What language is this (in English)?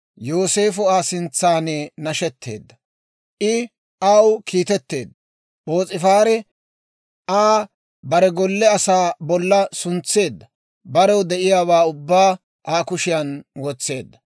Dawro